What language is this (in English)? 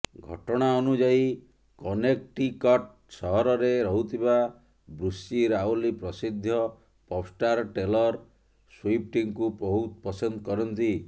Odia